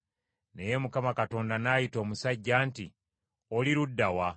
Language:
Ganda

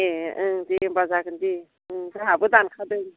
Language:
Bodo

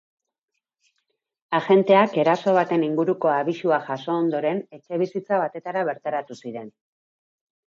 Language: Basque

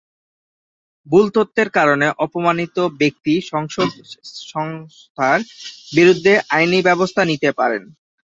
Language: Bangla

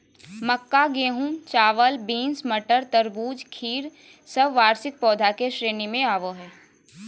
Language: Magahi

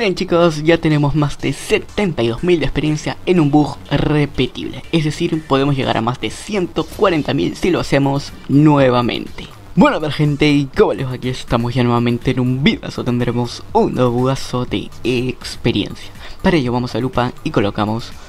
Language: Spanish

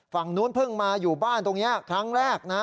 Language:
Thai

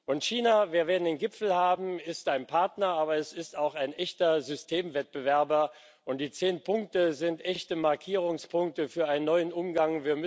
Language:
German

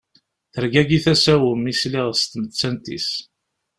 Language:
Kabyle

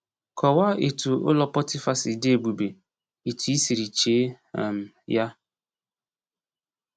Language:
Igbo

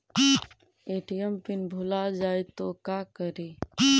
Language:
Magahi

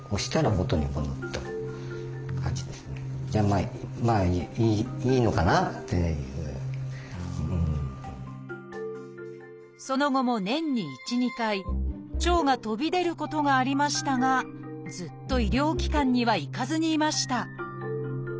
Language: Japanese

